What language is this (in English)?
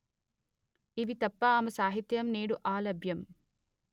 Telugu